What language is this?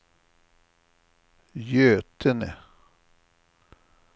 Swedish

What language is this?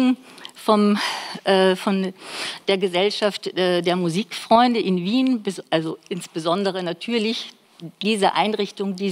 German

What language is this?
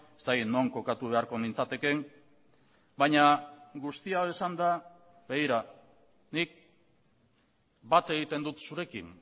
Basque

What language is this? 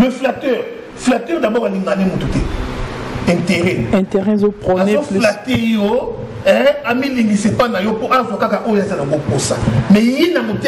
French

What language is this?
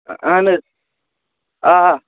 Kashmiri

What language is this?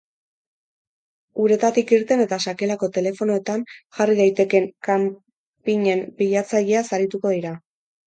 Basque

